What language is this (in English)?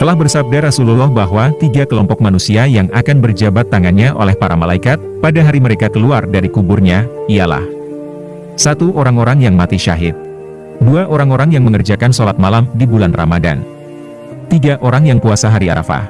Indonesian